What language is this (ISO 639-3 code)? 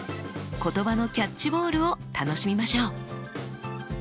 jpn